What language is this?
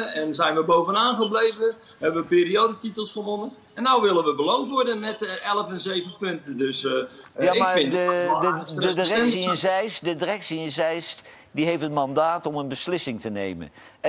Dutch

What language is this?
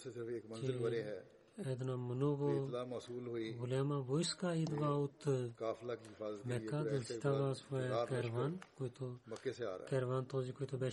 Bulgarian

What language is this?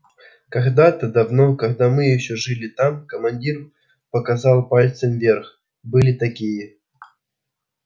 Russian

